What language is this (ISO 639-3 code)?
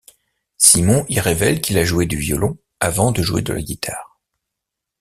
fra